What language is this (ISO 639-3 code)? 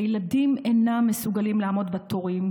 heb